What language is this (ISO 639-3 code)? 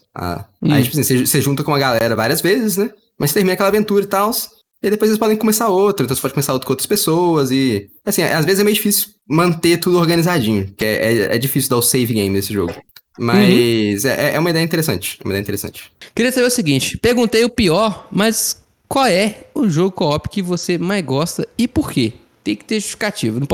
por